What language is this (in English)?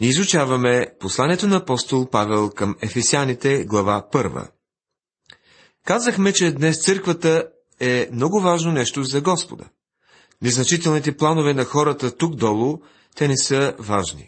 Bulgarian